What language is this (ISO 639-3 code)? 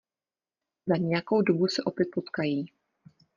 ces